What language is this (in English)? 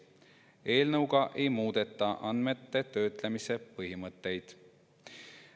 Estonian